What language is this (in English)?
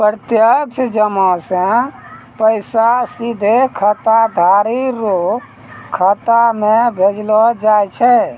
Maithili